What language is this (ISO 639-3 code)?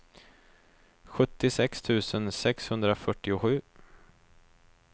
swe